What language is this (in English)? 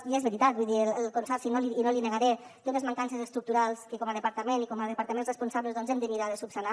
Catalan